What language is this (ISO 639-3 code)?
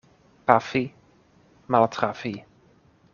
epo